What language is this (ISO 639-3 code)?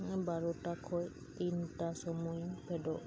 sat